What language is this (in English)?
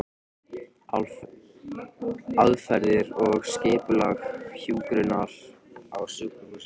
Icelandic